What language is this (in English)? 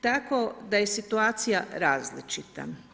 Croatian